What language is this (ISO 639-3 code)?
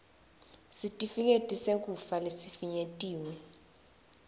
ssw